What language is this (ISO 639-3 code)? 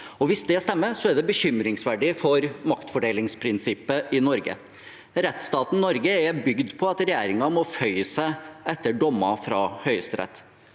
nor